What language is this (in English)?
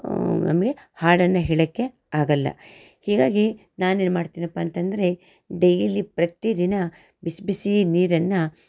Kannada